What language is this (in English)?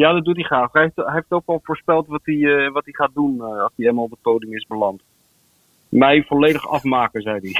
Dutch